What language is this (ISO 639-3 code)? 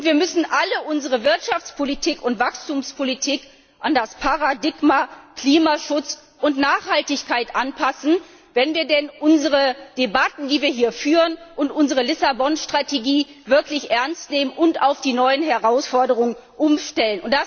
deu